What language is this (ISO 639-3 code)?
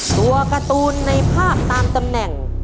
tha